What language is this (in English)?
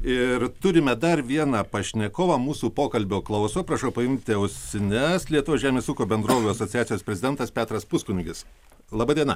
Lithuanian